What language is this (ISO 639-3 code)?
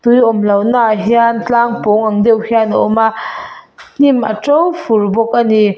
lus